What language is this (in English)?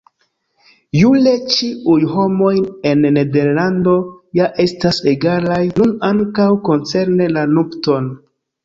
Esperanto